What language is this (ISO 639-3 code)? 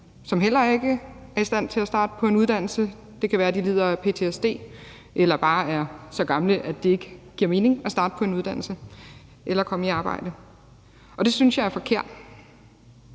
dan